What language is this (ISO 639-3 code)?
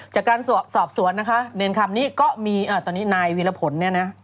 tha